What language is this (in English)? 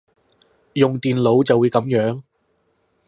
Cantonese